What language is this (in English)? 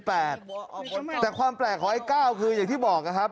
Thai